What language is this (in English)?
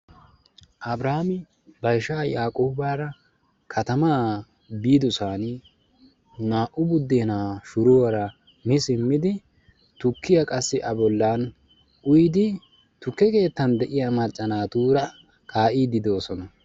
Wolaytta